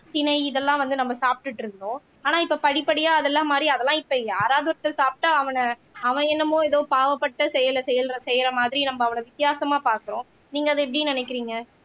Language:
Tamil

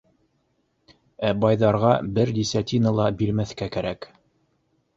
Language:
Bashkir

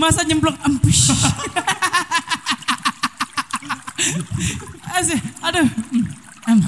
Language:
Indonesian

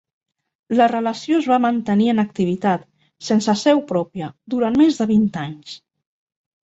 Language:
Catalan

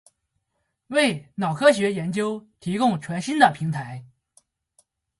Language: Chinese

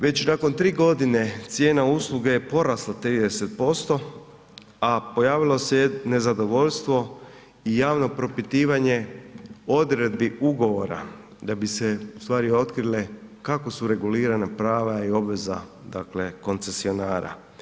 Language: Croatian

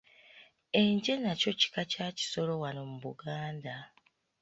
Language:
Ganda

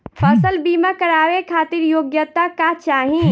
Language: Bhojpuri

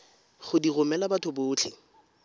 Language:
Tswana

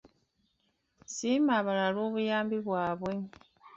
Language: Ganda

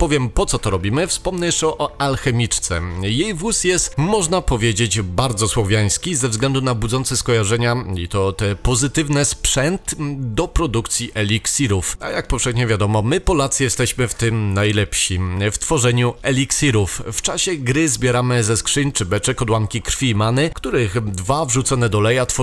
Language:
Polish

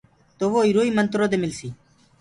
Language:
Gurgula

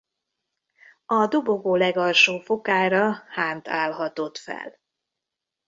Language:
Hungarian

